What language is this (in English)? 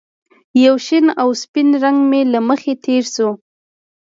Pashto